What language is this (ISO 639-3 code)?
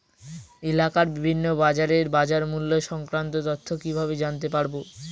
ben